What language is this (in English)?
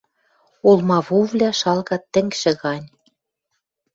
Western Mari